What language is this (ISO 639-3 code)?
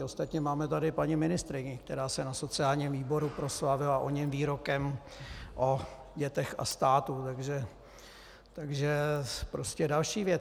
ces